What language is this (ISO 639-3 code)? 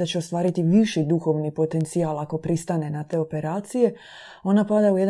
hrv